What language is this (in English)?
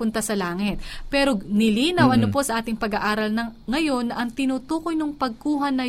Filipino